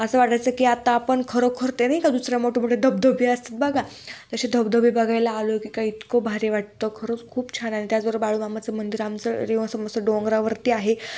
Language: Marathi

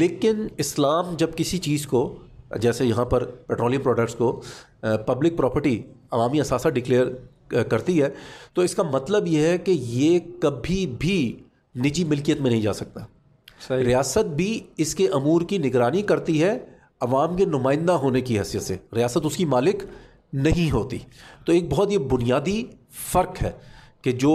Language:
Urdu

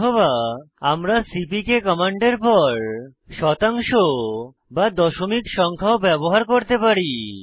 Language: Bangla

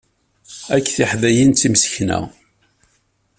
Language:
Kabyle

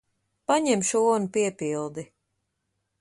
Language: Latvian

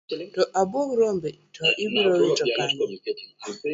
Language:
Luo (Kenya and Tanzania)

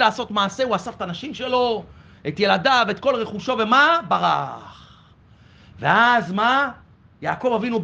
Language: Hebrew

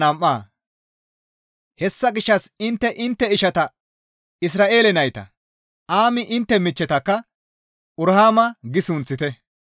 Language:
Gamo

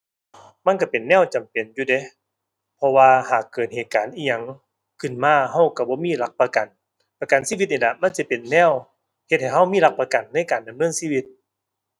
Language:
Thai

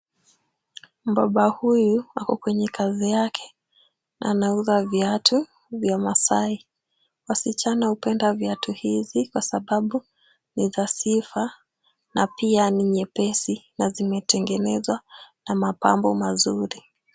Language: Swahili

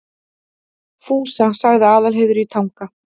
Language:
Icelandic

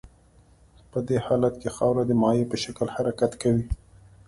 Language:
Pashto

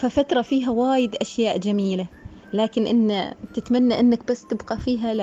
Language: Arabic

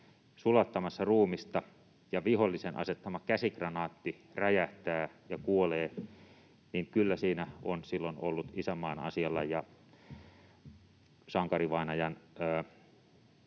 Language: Finnish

